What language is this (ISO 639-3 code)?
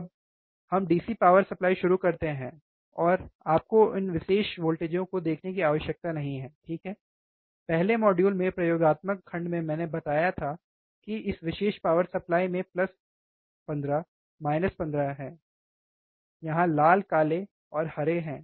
hin